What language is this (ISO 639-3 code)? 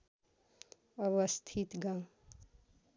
nep